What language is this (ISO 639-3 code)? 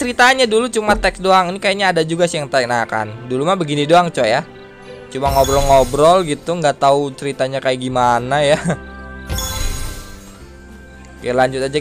ind